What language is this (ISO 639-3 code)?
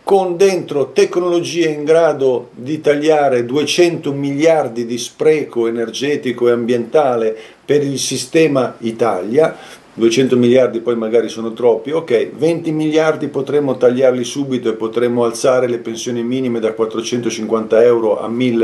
ita